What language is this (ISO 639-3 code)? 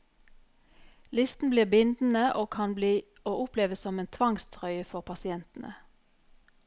nor